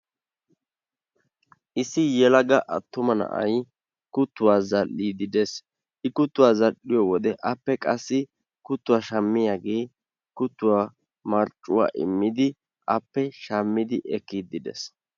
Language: Wolaytta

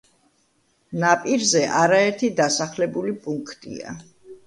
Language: Georgian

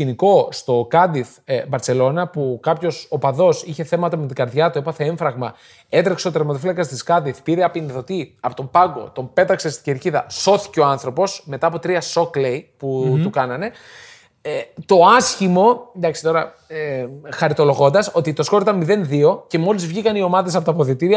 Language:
Greek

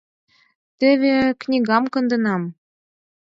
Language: Mari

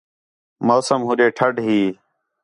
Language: Khetrani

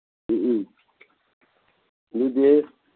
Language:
Manipuri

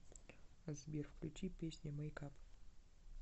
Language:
Russian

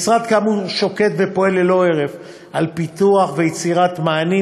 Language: Hebrew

